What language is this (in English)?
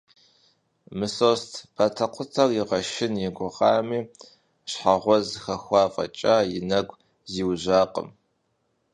Kabardian